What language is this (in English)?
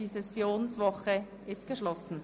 Swiss German